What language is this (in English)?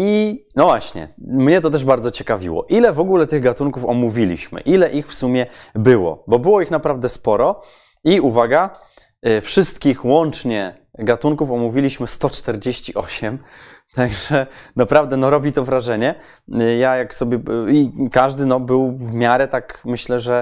Polish